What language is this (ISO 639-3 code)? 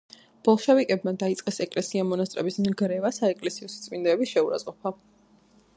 kat